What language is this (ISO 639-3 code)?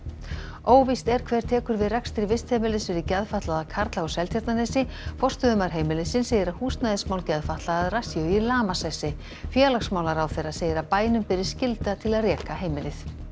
isl